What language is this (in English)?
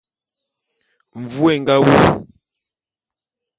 Bulu